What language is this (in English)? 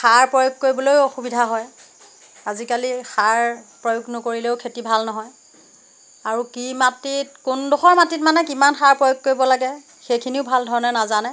Assamese